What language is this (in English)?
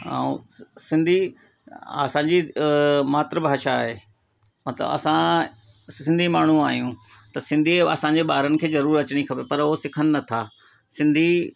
Sindhi